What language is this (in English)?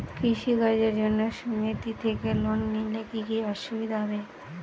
Bangla